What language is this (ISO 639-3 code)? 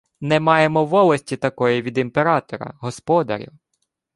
ukr